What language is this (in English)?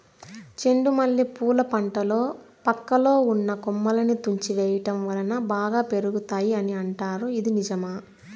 Telugu